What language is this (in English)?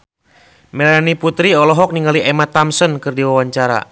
Sundanese